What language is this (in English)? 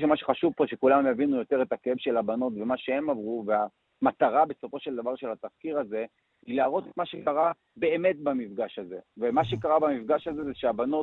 Hebrew